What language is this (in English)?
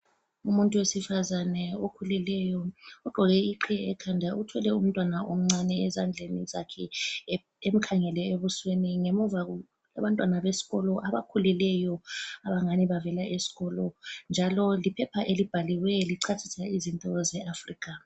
North Ndebele